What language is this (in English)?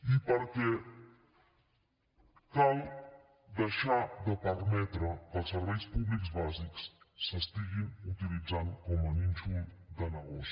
Catalan